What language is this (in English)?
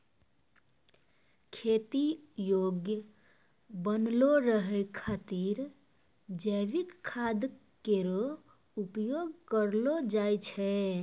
Maithili